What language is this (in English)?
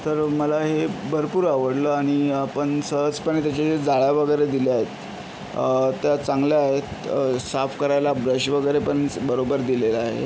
Marathi